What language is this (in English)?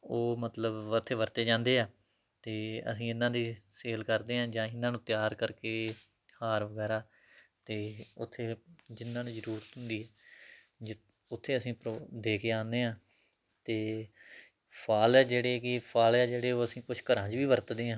Punjabi